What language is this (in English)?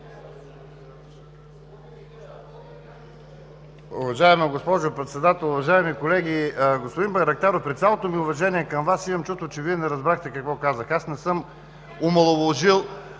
Bulgarian